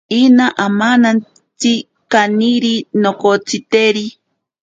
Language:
Ashéninka Perené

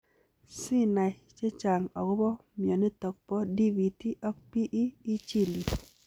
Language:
Kalenjin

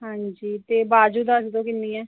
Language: Punjabi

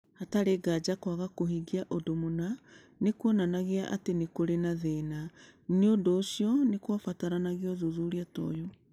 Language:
Kikuyu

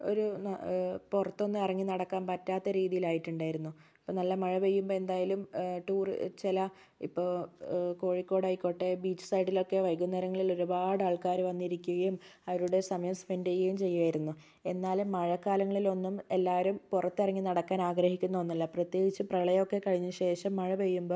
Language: Malayalam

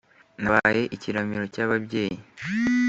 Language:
Kinyarwanda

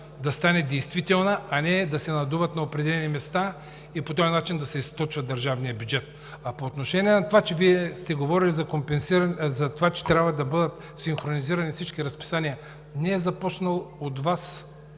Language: Bulgarian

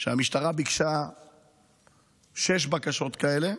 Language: Hebrew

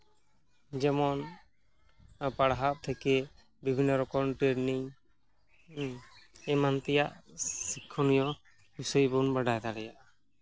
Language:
Santali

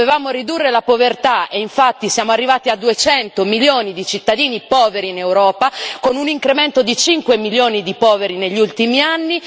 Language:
Italian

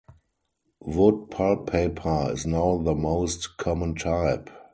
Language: English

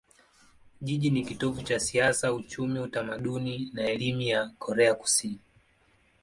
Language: Swahili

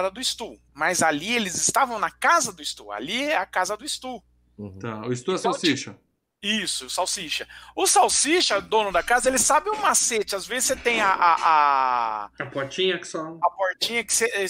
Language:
Portuguese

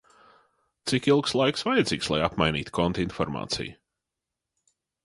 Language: Latvian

